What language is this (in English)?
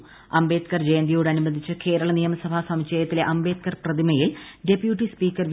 Malayalam